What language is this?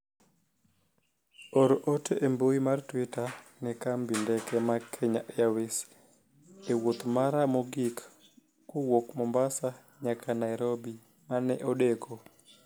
Luo (Kenya and Tanzania)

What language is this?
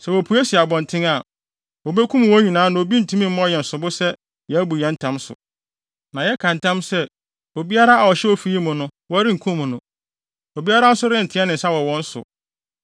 Akan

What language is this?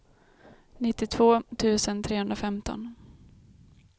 Swedish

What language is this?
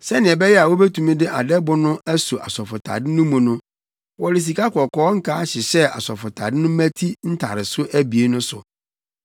Akan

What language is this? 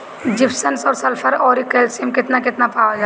Bhojpuri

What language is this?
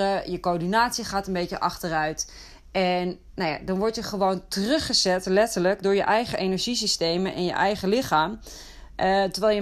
Dutch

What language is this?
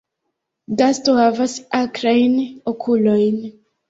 Esperanto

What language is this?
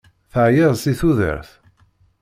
Kabyle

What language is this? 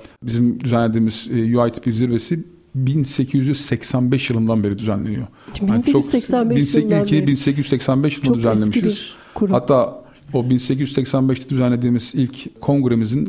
Turkish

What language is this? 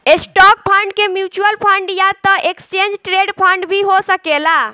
Bhojpuri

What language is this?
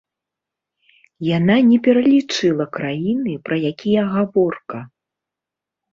Belarusian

